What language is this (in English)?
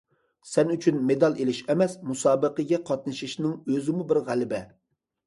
Uyghur